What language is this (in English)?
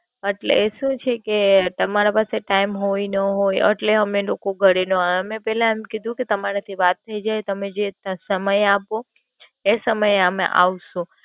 Gujarati